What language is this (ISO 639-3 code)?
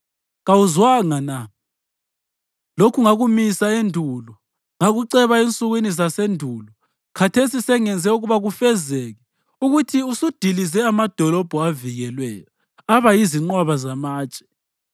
nde